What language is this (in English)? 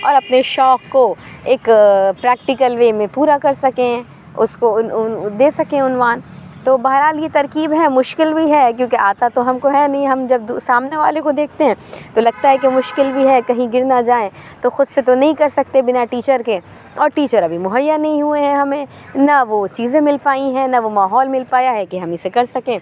Urdu